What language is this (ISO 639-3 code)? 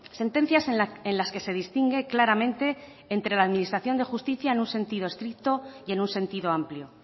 spa